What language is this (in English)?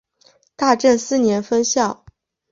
Chinese